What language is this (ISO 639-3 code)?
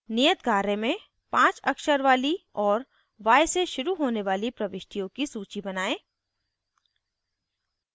hin